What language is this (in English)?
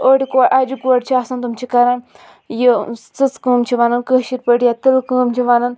Kashmiri